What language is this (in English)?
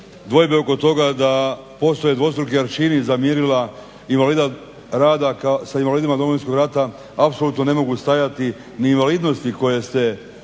Croatian